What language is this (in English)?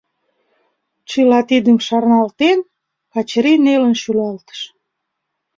Mari